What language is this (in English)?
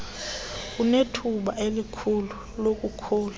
Xhosa